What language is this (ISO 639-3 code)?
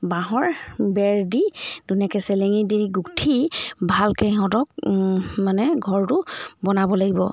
asm